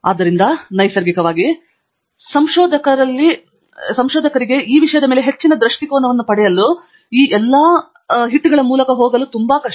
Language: Kannada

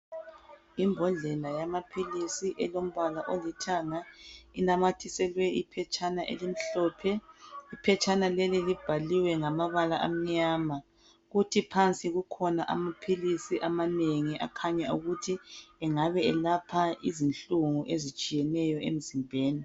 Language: North Ndebele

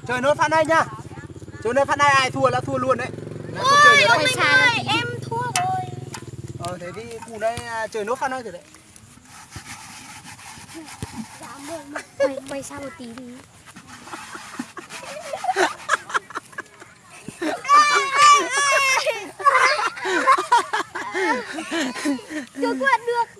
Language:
Vietnamese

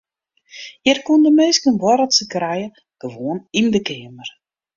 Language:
Western Frisian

